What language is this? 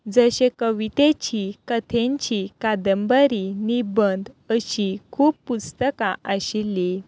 Konkani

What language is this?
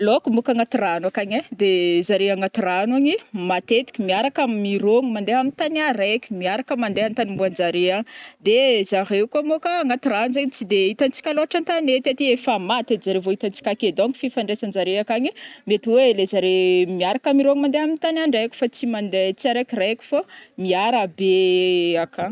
Northern Betsimisaraka Malagasy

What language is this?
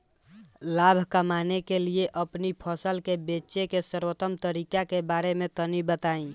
Bhojpuri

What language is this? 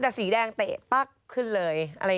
Thai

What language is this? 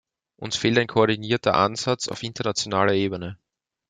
German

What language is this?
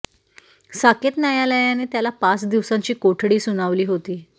Marathi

